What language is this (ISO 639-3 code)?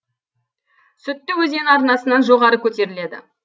kaz